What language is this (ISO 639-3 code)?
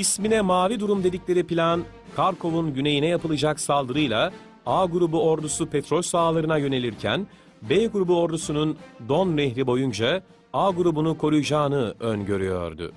tur